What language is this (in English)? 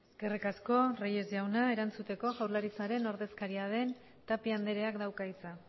Basque